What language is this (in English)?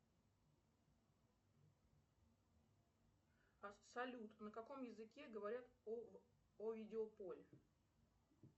Russian